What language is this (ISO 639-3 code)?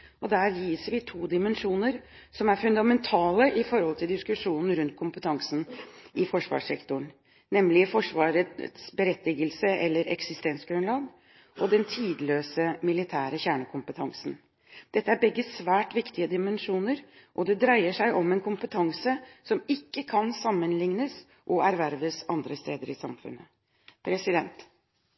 nob